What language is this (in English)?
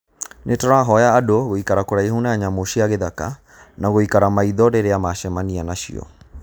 Kikuyu